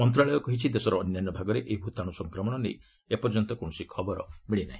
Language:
Odia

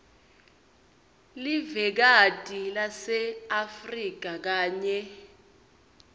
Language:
Swati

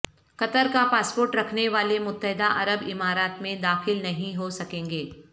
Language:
Urdu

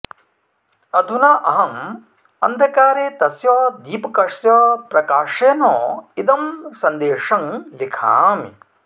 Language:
Sanskrit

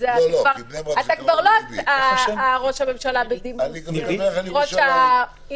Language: Hebrew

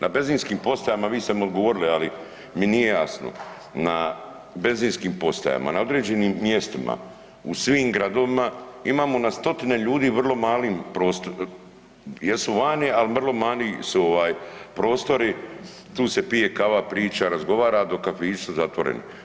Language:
Croatian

